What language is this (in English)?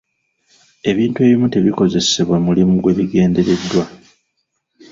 Ganda